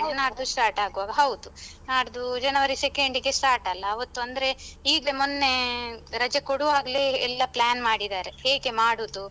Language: Kannada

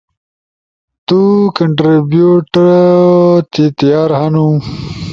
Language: Ushojo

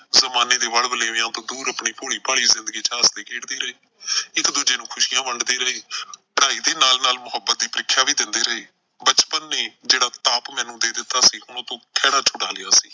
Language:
Punjabi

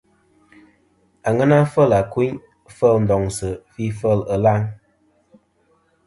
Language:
Kom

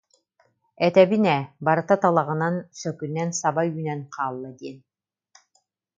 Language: Yakut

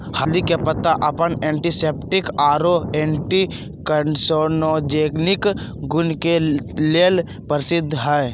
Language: Magahi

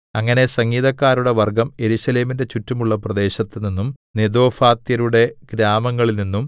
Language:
Malayalam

